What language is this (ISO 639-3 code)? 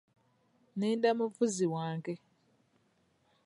lug